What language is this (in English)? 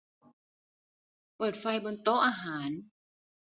Thai